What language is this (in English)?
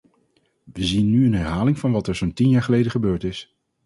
Dutch